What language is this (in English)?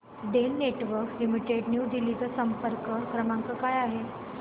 Marathi